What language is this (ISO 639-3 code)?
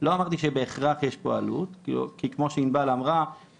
heb